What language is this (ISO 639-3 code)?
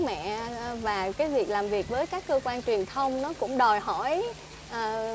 vie